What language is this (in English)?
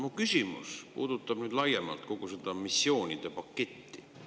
Estonian